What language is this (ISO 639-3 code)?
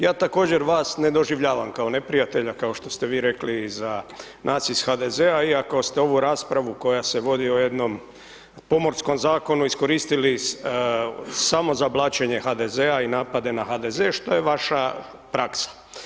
hrv